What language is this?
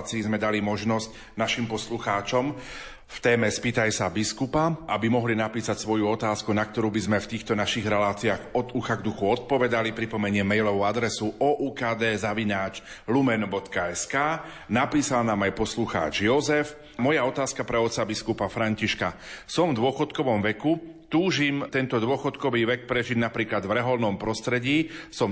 Slovak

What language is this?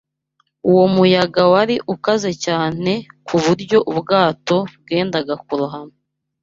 Kinyarwanda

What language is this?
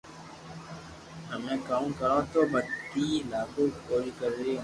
Loarki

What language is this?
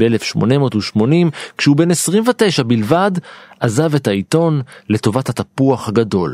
Hebrew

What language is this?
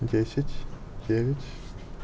Russian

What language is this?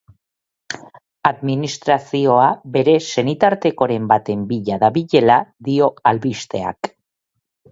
Basque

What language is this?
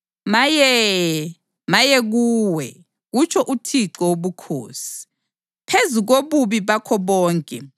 North Ndebele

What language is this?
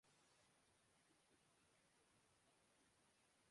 Urdu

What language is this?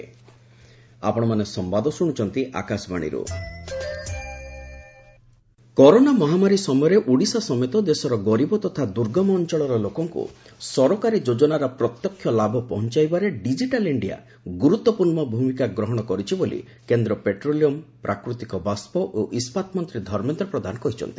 Odia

